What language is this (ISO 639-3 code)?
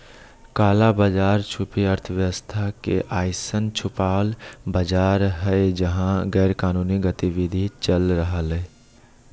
mag